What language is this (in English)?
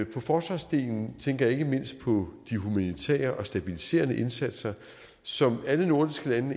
Danish